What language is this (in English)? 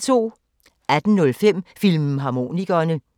Danish